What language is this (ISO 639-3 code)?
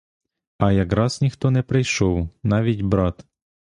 ukr